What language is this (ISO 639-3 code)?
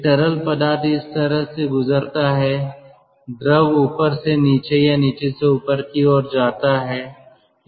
hin